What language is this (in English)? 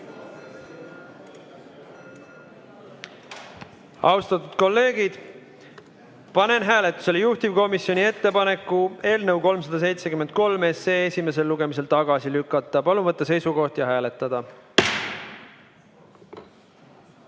Estonian